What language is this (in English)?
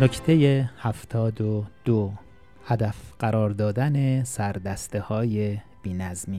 Persian